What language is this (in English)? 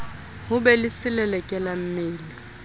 Southern Sotho